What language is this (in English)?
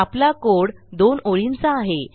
Marathi